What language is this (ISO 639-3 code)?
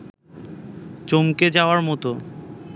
ben